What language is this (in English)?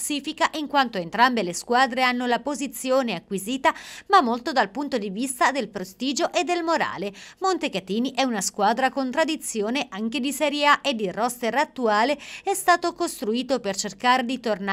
Italian